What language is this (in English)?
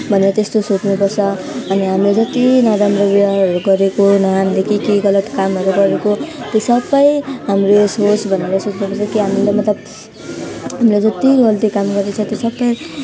Nepali